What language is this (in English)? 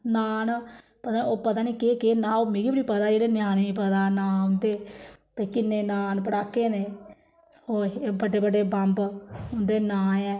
Dogri